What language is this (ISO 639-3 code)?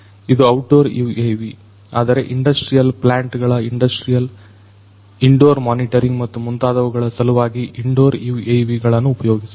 kan